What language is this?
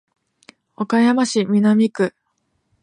Japanese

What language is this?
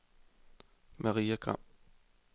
Danish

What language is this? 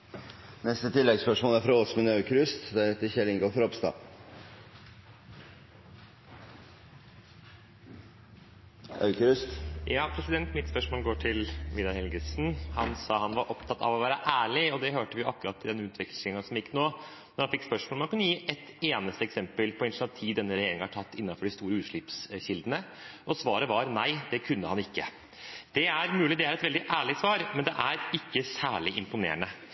Norwegian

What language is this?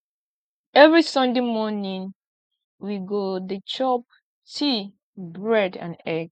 Nigerian Pidgin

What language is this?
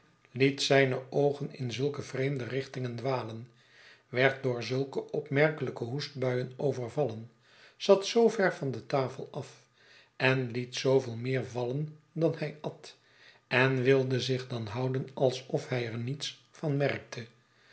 Dutch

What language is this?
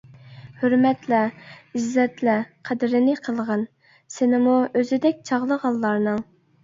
Uyghur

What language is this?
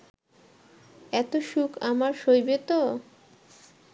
Bangla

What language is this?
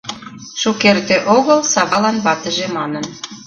Mari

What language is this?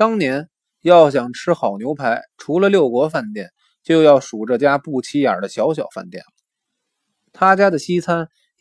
Chinese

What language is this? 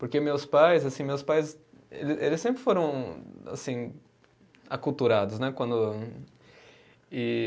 Portuguese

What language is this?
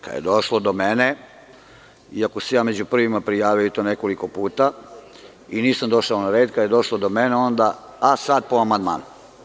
Serbian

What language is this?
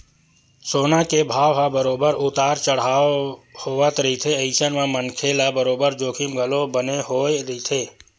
Chhattisgarhi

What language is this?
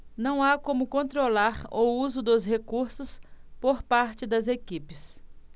Portuguese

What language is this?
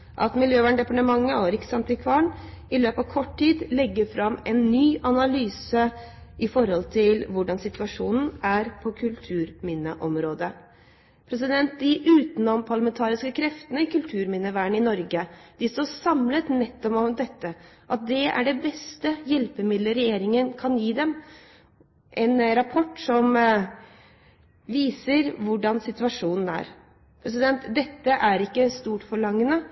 Norwegian Bokmål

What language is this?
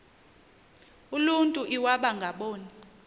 Xhosa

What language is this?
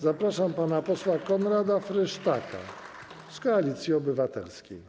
Polish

